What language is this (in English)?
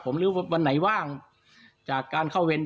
Thai